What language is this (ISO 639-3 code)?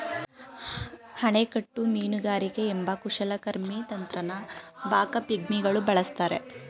kan